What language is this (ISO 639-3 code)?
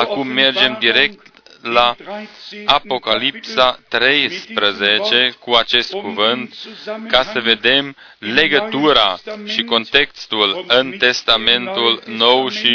ron